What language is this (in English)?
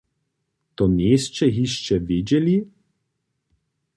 Upper Sorbian